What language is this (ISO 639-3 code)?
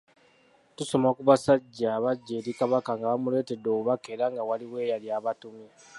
lug